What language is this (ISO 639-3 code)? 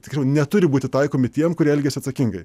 lit